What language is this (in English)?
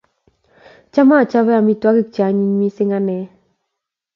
Kalenjin